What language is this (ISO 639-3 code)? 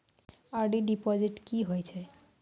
mai